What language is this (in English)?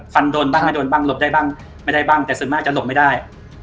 Thai